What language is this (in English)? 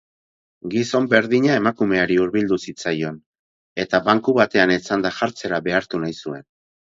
Basque